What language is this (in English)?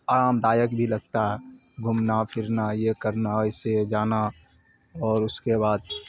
Urdu